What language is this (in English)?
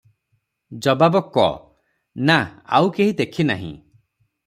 Odia